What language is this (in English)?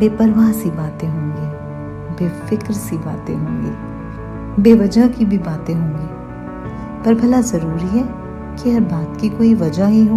Hindi